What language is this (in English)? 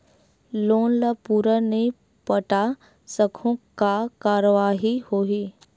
Chhattisgarhi